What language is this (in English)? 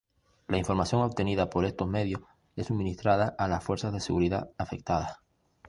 Spanish